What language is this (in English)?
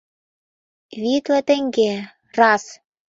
Mari